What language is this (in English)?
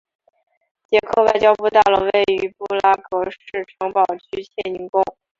Chinese